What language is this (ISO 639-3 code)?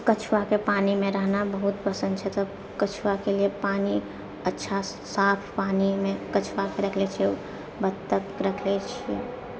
mai